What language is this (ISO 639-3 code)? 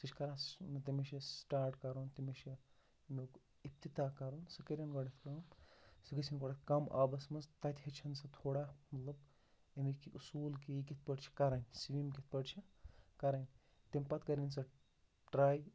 kas